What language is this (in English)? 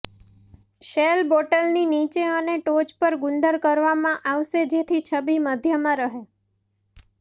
Gujarati